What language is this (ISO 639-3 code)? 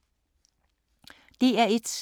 dan